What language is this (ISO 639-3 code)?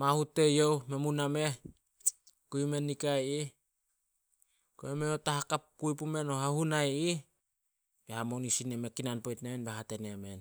sol